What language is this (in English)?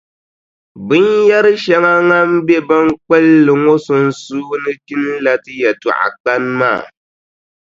Dagbani